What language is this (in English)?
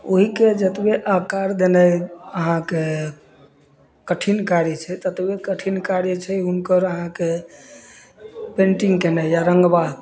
Maithili